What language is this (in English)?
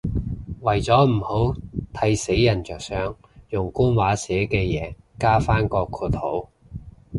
Cantonese